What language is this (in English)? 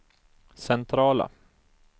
Swedish